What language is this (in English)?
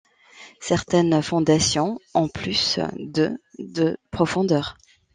French